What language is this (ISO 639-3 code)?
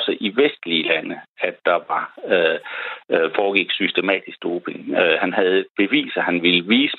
dan